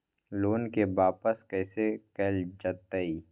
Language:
Magahi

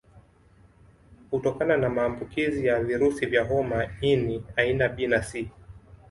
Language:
Swahili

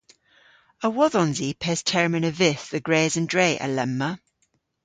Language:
Cornish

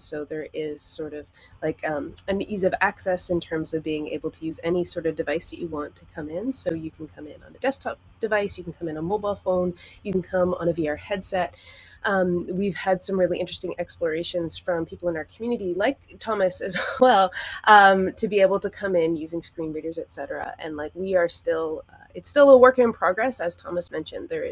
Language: English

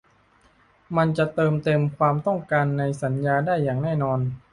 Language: Thai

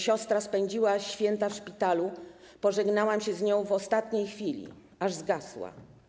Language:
Polish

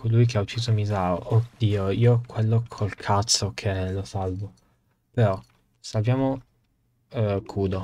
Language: Italian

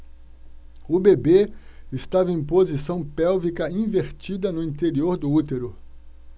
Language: Portuguese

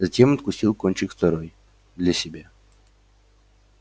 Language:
Russian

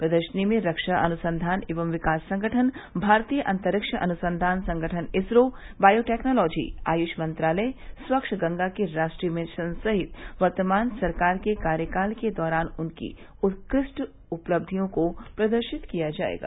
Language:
Hindi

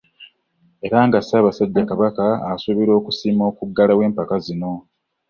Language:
Ganda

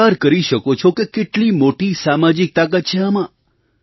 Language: Gujarati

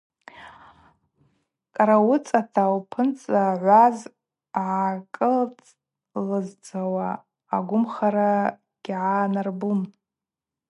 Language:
Abaza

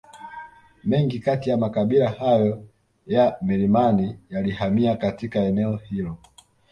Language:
Swahili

